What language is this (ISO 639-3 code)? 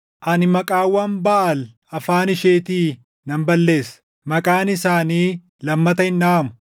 orm